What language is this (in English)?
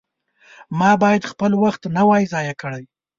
Pashto